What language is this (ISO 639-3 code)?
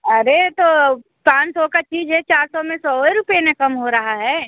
hin